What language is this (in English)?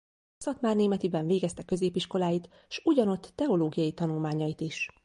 Hungarian